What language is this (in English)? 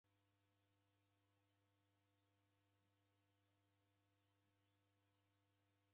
Taita